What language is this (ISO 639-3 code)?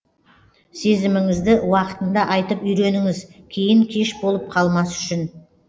kaz